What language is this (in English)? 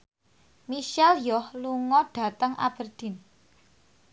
Javanese